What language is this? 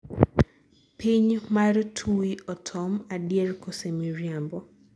Luo (Kenya and Tanzania)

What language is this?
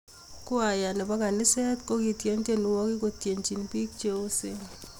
Kalenjin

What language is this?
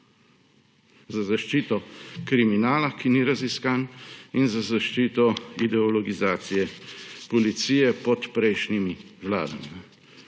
Slovenian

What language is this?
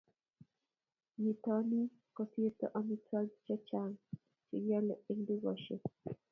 Kalenjin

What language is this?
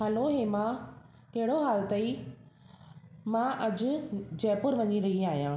Sindhi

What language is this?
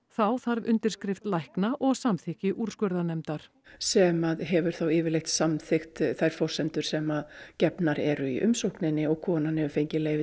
Icelandic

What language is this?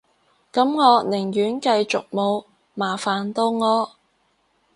Cantonese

